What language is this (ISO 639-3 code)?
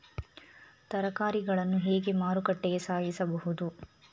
kan